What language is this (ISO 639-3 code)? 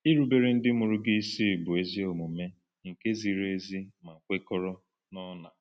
ibo